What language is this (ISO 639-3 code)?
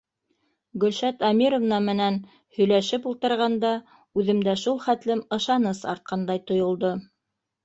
bak